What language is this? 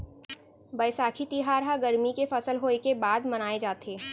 Chhattisgarhi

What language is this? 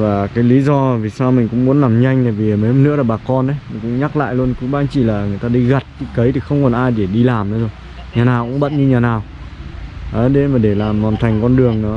Vietnamese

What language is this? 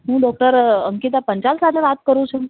Gujarati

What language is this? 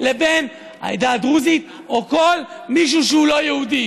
Hebrew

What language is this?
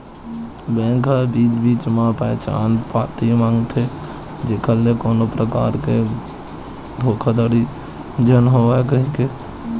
Chhattisgarhi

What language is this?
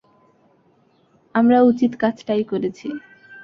Bangla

